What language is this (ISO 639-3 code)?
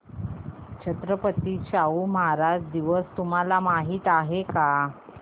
mar